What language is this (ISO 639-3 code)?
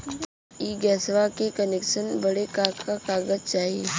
bho